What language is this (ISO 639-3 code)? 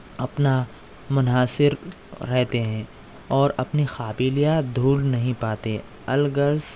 urd